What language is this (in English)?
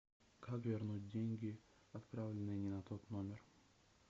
Russian